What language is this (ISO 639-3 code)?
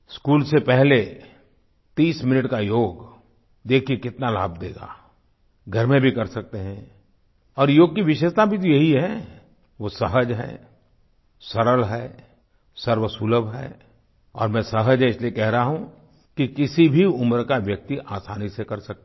hin